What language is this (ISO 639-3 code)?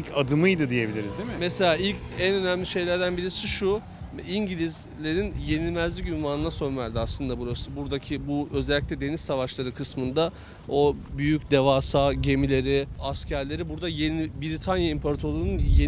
tur